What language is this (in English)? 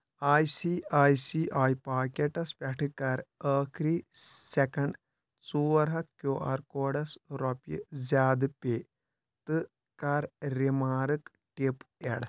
Kashmiri